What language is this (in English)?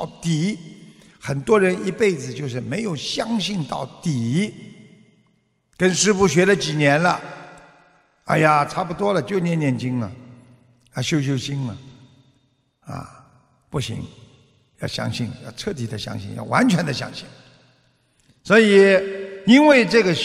Chinese